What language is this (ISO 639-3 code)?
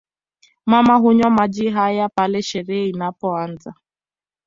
swa